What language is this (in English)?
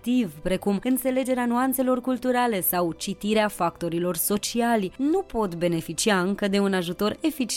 Romanian